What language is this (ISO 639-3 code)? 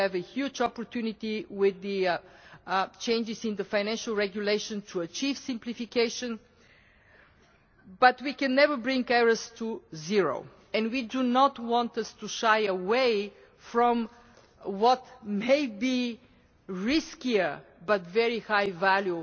eng